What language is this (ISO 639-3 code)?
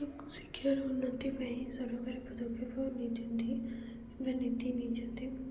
ori